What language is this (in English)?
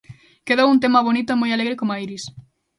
Galician